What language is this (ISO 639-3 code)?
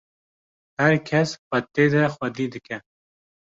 kur